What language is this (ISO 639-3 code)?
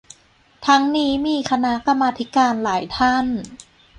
tha